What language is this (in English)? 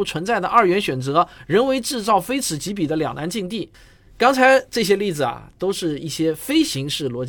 Chinese